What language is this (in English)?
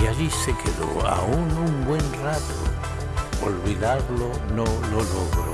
Spanish